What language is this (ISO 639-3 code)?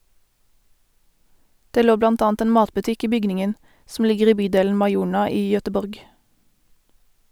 nor